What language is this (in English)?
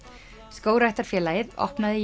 Icelandic